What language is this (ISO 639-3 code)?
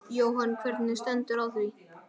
isl